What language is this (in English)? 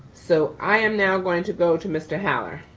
English